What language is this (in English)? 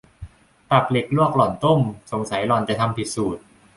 Thai